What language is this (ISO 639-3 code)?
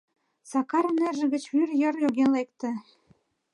chm